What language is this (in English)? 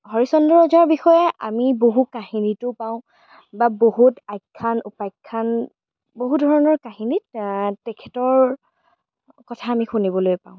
Assamese